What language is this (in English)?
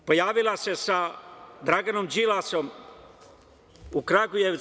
Serbian